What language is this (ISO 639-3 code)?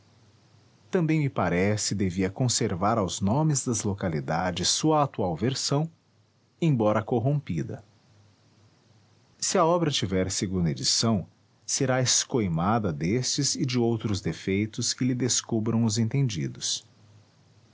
por